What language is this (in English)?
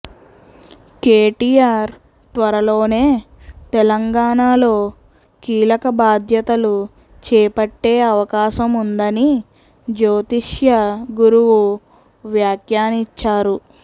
Telugu